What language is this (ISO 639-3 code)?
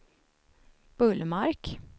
swe